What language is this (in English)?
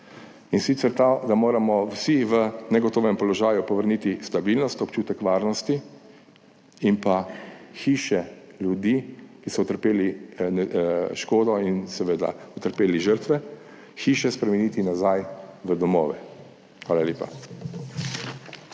Slovenian